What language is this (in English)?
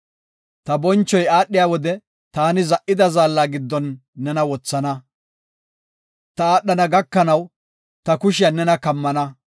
Gofa